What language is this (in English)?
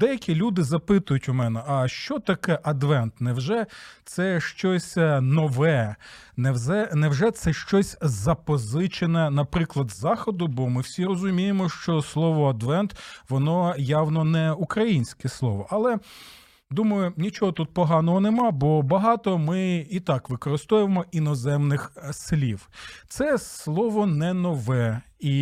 Ukrainian